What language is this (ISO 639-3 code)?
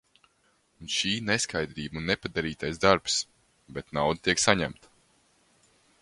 lav